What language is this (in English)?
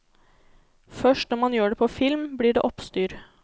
Norwegian